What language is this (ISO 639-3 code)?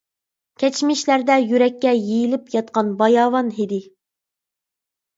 uig